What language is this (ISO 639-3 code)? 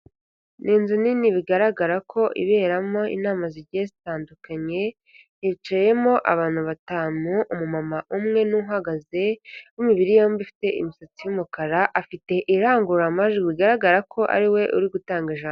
kin